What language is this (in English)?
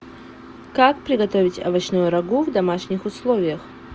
Russian